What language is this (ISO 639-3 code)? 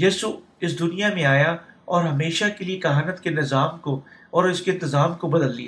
urd